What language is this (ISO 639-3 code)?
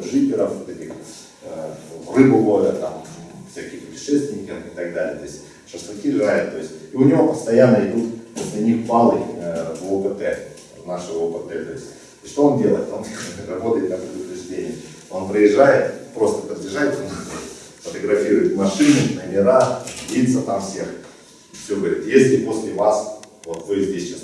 rus